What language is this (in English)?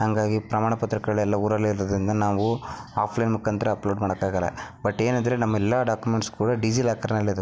Kannada